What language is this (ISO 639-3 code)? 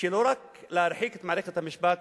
heb